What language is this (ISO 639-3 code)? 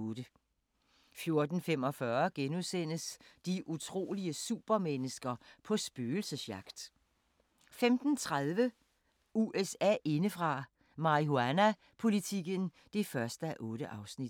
dan